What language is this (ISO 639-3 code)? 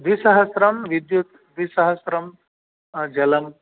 san